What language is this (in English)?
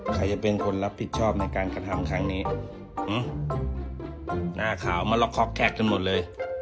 Thai